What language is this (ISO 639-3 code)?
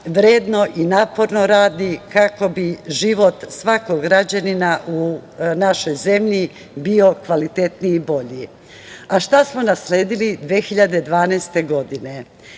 srp